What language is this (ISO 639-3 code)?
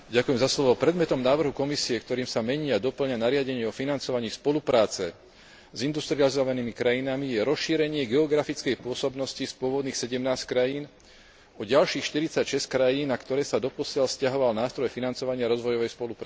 slk